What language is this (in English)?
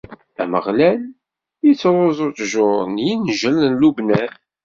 Kabyle